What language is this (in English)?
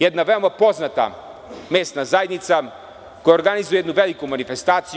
Serbian